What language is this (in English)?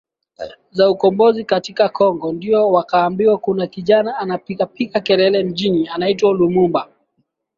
Swahili